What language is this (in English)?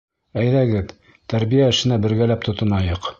Bashkir